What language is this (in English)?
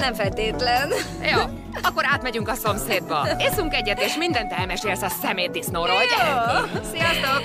Hungarian